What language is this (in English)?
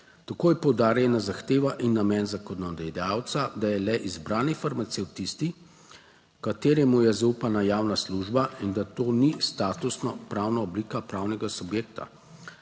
Slovenian